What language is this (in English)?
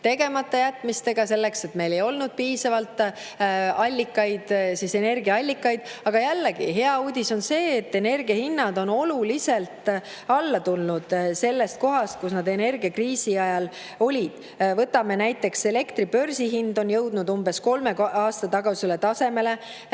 Estonian